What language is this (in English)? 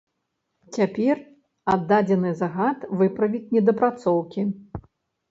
Belarusian